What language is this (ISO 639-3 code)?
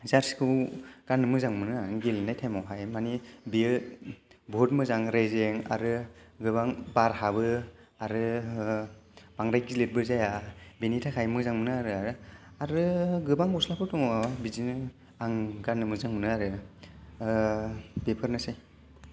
brx